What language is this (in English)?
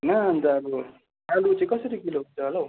Nepali